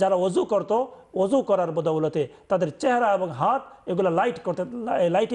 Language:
Arabic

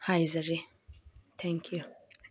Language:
Manipuri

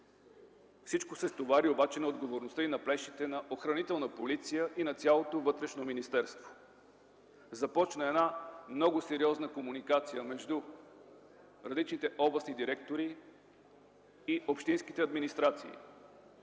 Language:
Bulgarian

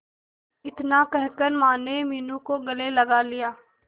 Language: Hindi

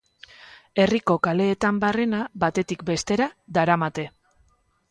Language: Basque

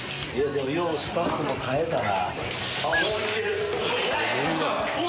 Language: Japanese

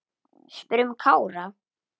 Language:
Icelandic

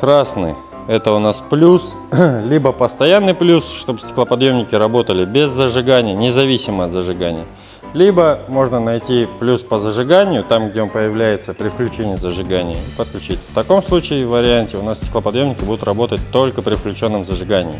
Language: Russian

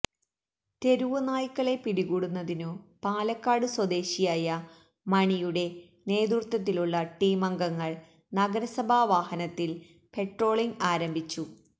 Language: Malayalam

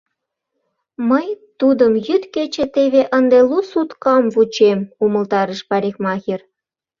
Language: Mari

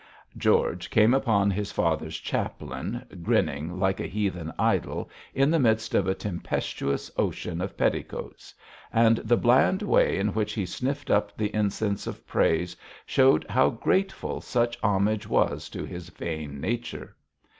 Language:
English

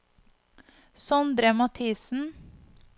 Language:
Norwegian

